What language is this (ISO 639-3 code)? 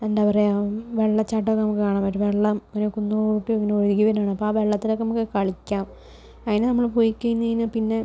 mal